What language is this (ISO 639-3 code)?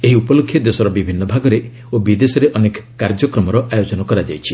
ori